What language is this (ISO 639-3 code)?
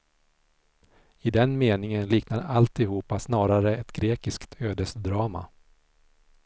swe